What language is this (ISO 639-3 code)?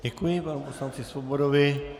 ces